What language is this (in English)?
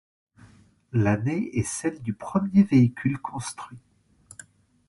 French